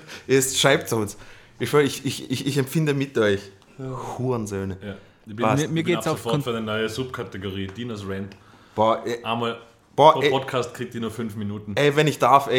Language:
German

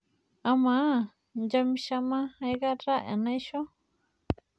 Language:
Masai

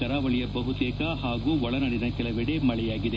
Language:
Kannada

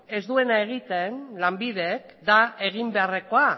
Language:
Basque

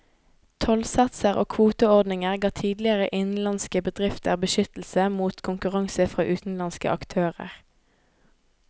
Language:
Norwegian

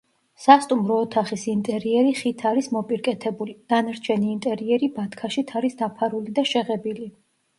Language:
Georgian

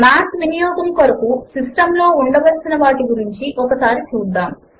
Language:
Telugu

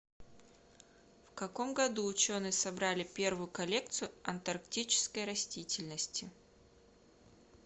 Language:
Russian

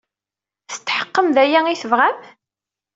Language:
Kabyle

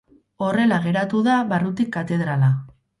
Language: Basque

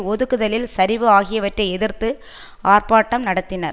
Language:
Tamil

